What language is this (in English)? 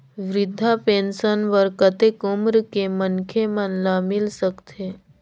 Chhattisgarhi